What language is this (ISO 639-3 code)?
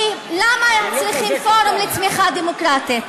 heb